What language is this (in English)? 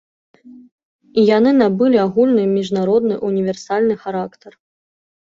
Belarusian